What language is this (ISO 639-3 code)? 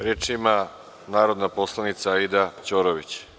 srp